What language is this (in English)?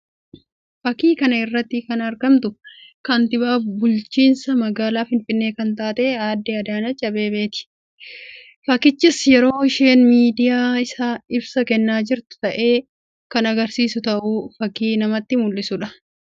Oromo